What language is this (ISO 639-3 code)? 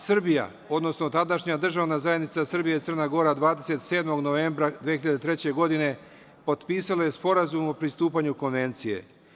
srp